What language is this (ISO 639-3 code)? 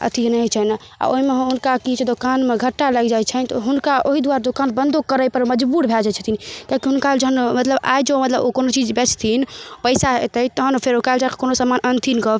mai